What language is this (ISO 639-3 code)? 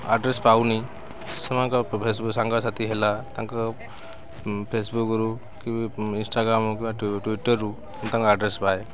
ori